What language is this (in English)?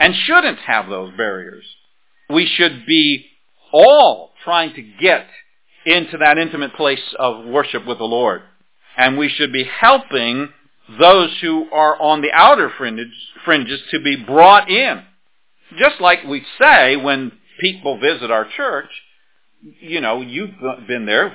English